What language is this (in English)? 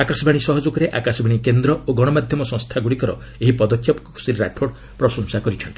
Odia